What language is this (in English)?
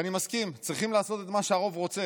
Hebrew